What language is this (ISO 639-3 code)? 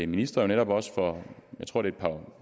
dan